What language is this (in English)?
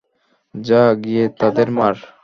Bangla